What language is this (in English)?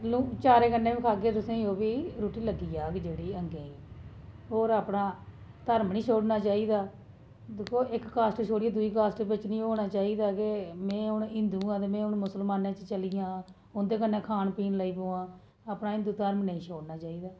Dogri